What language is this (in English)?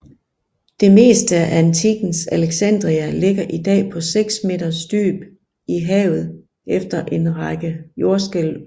Danish